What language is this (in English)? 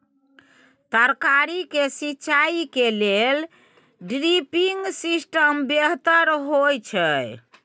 Maithili